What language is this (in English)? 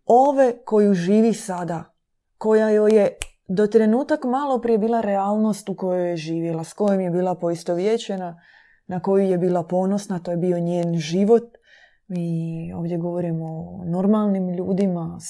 Croatian